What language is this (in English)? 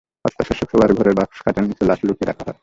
Bangla